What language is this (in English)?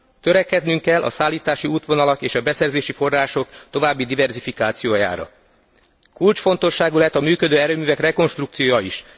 Hungarian